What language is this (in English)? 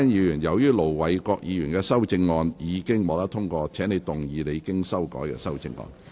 Cantonese